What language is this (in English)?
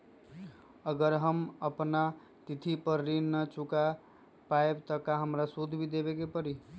Magahi